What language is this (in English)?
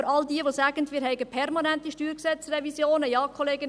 Swiss German